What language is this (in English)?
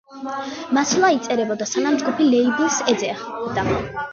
Georgian